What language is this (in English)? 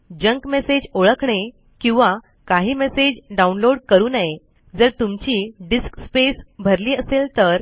Marathi